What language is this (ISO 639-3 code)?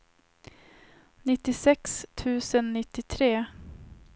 swe